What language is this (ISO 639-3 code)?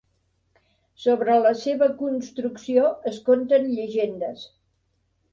cat